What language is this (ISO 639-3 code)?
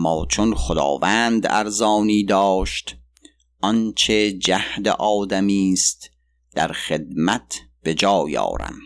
fas